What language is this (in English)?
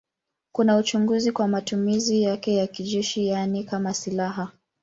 Swahili